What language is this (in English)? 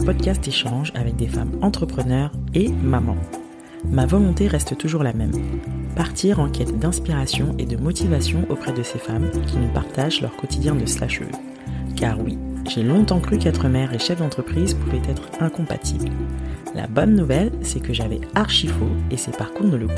French